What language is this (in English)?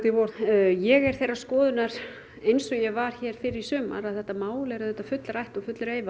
Icelandic